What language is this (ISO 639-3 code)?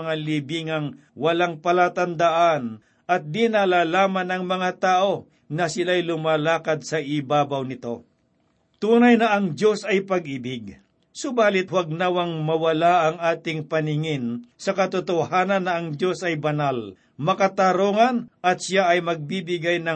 fil